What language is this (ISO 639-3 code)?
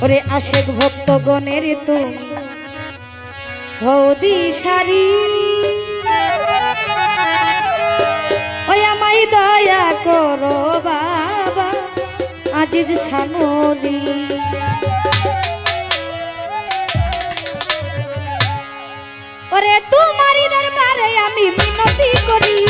ara